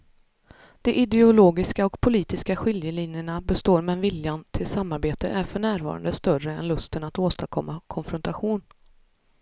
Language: Swedish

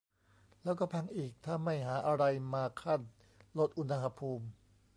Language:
Thai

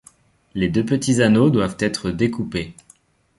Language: French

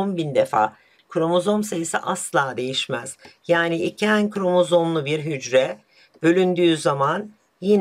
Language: Turkish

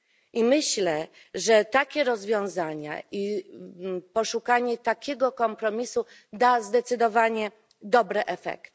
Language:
Polish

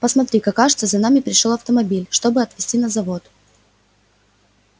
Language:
Russian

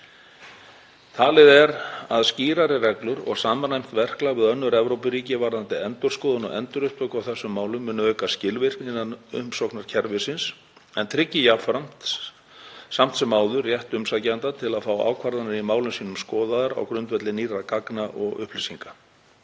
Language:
Icelandic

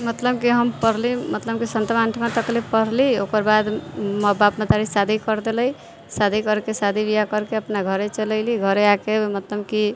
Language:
Maithili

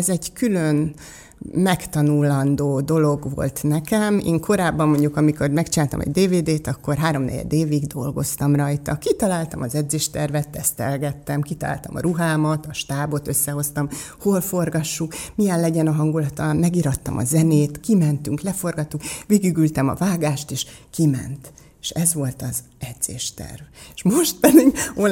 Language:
Hungarian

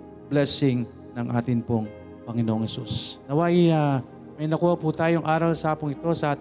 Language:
Filipino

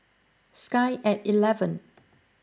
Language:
English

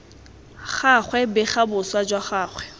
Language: Tswana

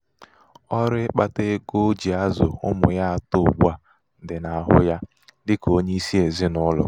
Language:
Igbo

